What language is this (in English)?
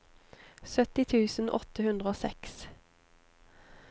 Norwegian